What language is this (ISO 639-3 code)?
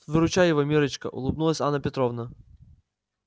rus